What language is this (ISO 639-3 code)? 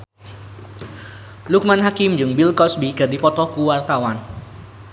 sun